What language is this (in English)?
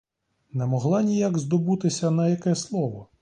Ukrainian